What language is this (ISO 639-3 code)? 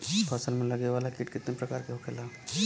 bho